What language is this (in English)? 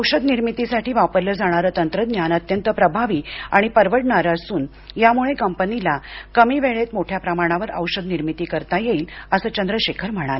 Marathi